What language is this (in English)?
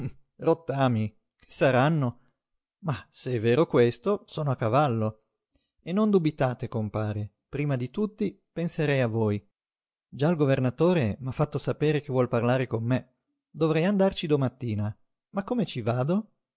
Italian